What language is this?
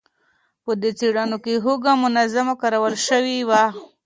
Pashto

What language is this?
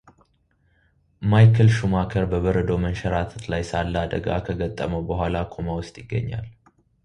Amharic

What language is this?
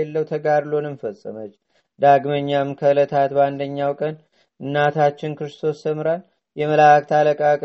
Amharic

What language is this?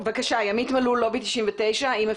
Hebrew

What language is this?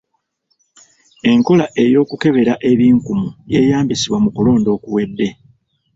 Ganda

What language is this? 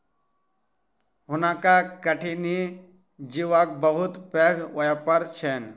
Maithili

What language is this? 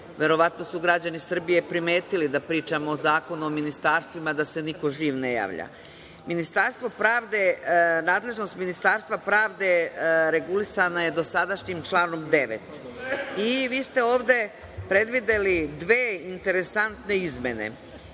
Serbian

